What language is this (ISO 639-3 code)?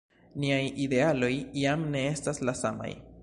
epo